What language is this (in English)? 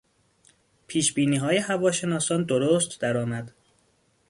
Persian